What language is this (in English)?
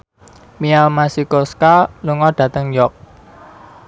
Javanese